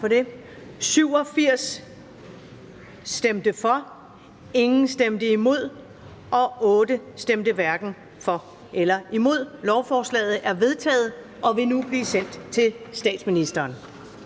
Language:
Danish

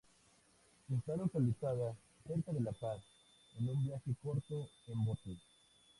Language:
Spanish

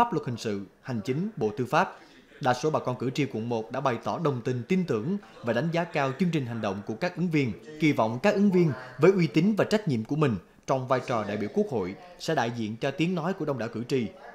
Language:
Vietnamese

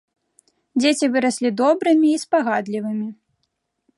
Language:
Belarusian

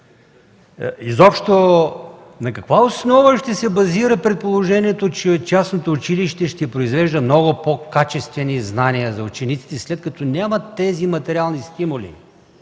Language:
Bulgarian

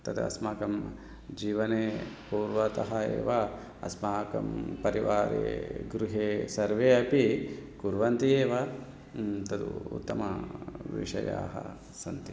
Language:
Sanskrit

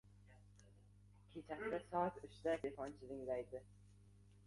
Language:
Uzbek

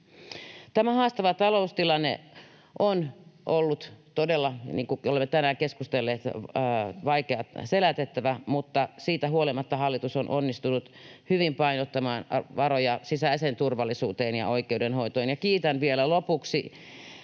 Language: Finnish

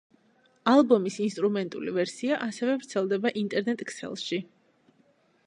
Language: Georgian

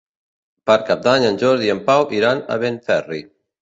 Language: Catalan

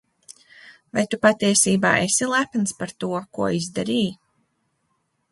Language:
Latvian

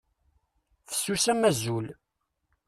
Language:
Kabyle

